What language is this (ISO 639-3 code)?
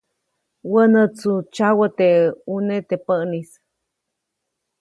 zoc